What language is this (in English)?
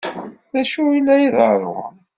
Kabyle